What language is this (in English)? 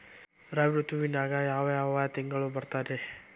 Kannada